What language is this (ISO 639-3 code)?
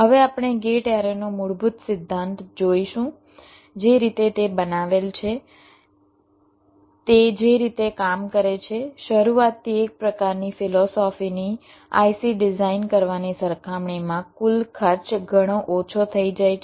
guj